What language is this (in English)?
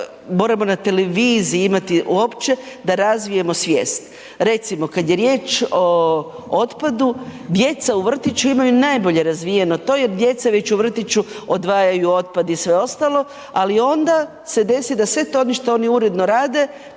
Croatian